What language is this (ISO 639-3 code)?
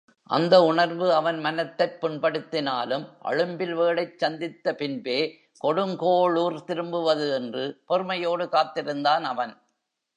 tam